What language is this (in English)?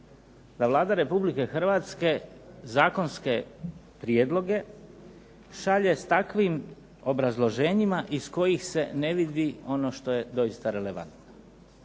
Croatian